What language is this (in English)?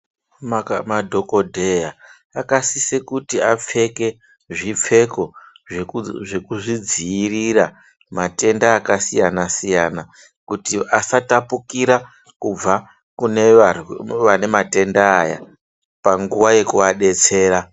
Ndau